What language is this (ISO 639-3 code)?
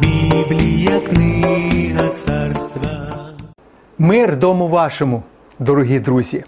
ukr